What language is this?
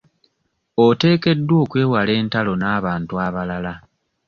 Ganda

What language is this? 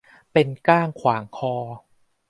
Thai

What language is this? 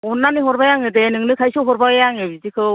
Bodo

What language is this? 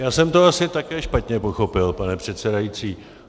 Czech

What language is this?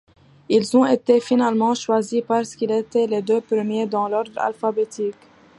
French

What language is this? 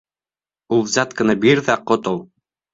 Bashkir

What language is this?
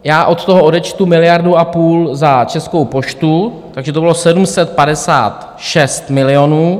Czech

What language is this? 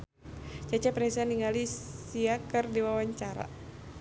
Sundanese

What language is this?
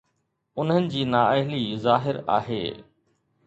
Sindhi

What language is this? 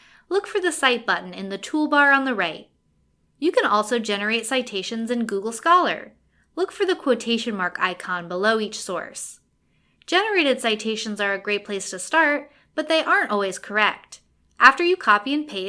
English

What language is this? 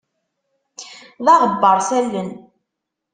Kabyle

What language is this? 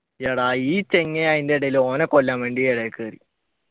Malayalam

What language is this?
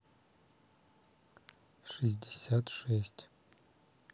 Russian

